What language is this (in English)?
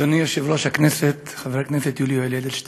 Hebrew